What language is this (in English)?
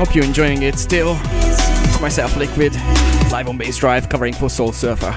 English